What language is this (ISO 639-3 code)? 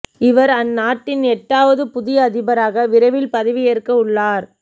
tam